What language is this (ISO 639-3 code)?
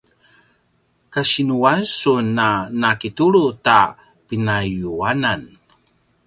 pwn